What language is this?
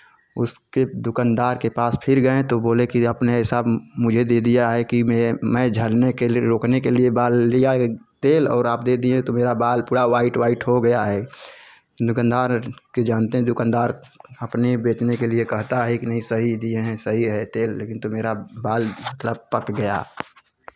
Hindi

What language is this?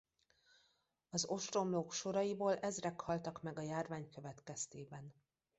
Hungarian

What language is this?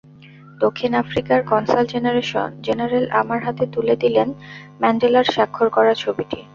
Bangla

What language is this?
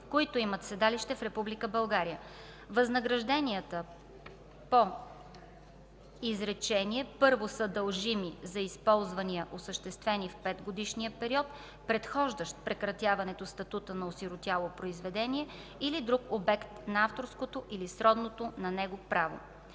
Bulgarian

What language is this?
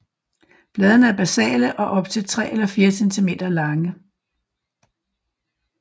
Danish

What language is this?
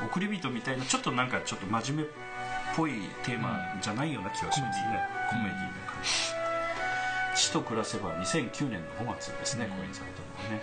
Japanese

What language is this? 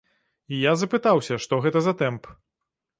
Belarusian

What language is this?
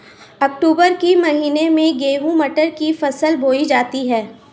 Hindi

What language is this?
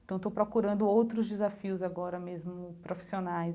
Portuguese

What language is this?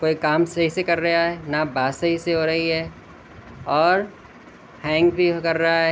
Urdu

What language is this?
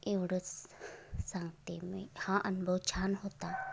Marathi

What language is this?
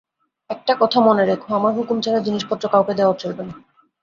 Bangla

